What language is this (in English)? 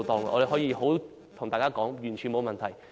Cantonese